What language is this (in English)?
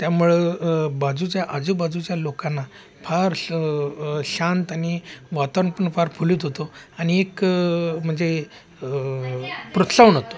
Marathi